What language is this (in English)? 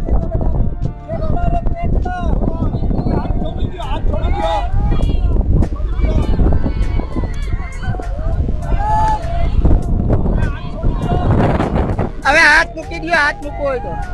Gujarati